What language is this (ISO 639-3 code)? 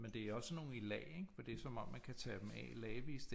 dan